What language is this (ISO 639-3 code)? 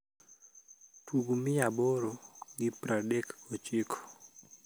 luo